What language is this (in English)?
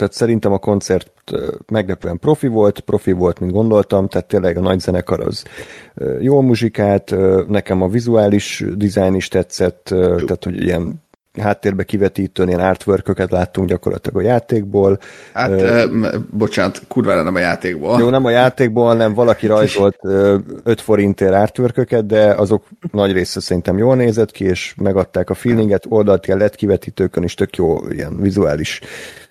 Hungarian